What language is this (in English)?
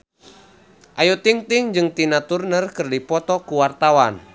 Sundanese